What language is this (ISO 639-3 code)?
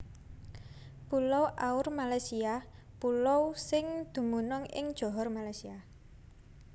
jav